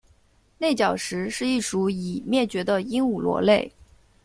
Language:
Chinese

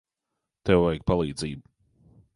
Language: Latvian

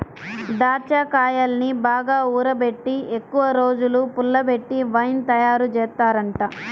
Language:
Telugu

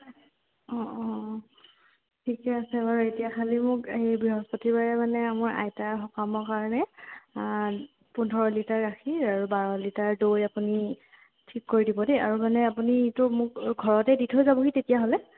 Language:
Assamese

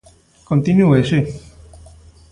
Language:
Galician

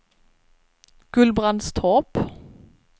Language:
Swedish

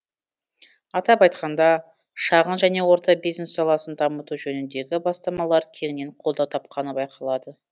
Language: Kazakh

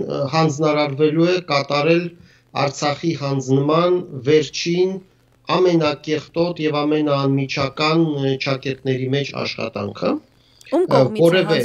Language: Romanian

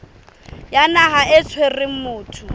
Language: Southern Sotho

